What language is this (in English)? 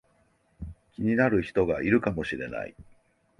Japanese